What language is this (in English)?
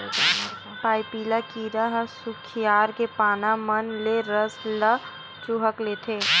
Chhattisgarhi